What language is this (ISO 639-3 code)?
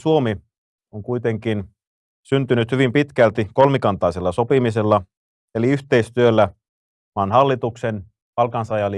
fin